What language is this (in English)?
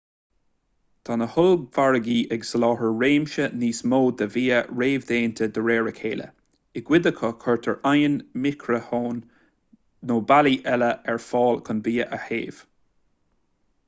Irish